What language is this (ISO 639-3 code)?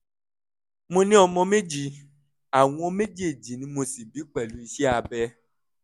yor